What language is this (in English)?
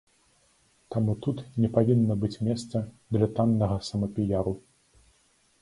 Belarusian